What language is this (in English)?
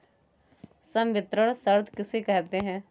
Hindi